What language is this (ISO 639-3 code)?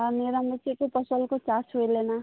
sat